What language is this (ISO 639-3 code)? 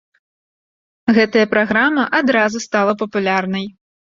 bel